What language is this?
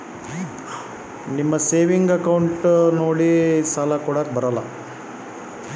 Kannada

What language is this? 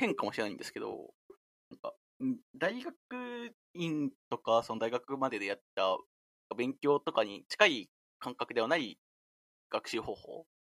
Japanese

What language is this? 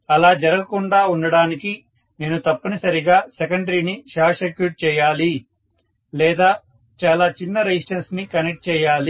Telugu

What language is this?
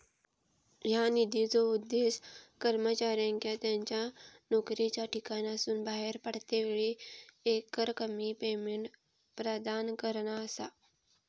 Marathi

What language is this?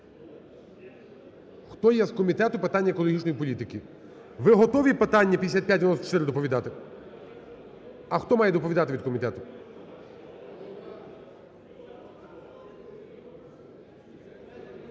Ukrainian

